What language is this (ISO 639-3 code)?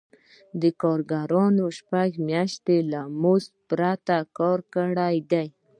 pus